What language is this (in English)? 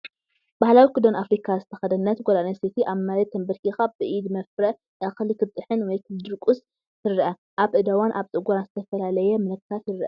Tigrinya